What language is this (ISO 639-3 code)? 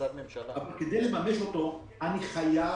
heb